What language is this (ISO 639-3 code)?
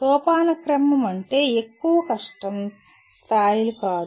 tel